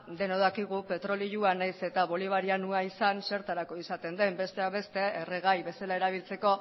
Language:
Basque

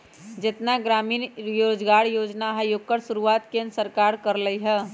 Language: Magahi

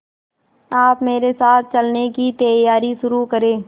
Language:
Hindi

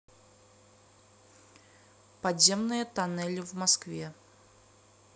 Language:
Russian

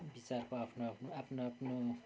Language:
Nepali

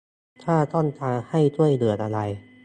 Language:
Thai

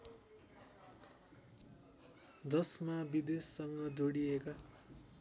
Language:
Nepali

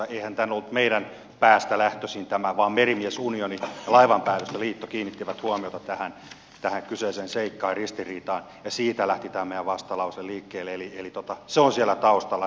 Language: Finnish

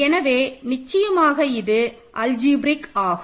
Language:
Tamil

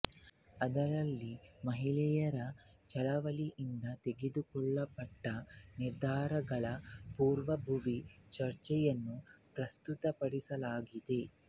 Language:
Kannada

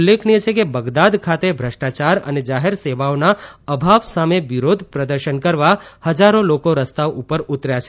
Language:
Gujarati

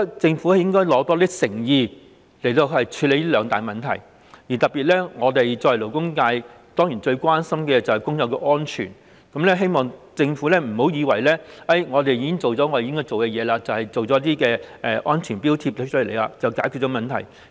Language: Cantonese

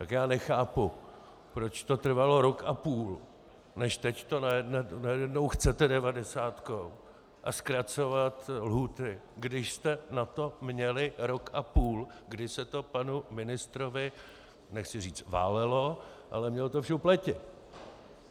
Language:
Czech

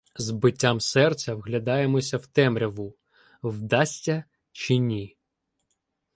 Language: Ukrainian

